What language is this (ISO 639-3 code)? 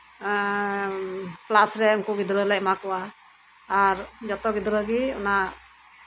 sat